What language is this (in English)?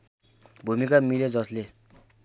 Nepali